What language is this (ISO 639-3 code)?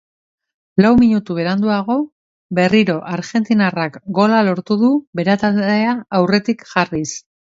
eus